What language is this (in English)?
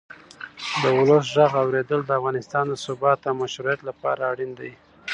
Pashto